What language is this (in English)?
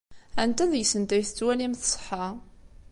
Kabyle